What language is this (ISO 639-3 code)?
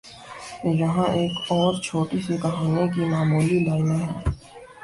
urd